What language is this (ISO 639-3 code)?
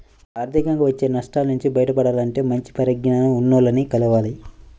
tel